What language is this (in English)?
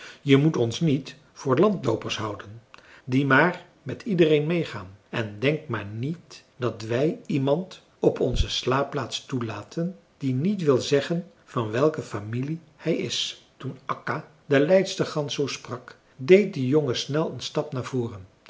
Dutch